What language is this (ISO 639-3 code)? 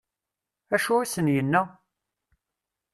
kab